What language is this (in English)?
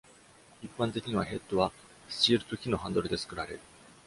Japanese